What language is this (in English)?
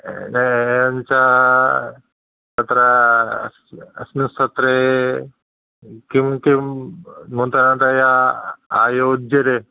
Sanskrit